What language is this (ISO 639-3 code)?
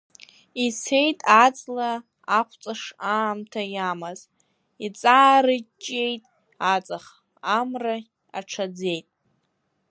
abk